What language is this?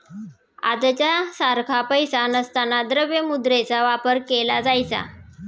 Marathi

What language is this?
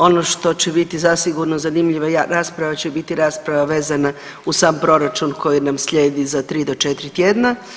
Croatian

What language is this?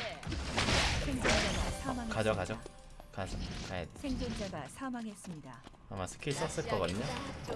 Korean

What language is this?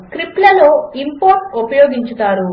Telugu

